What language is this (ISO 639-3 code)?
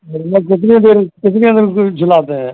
hin